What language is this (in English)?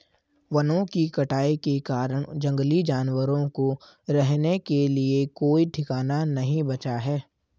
Hindi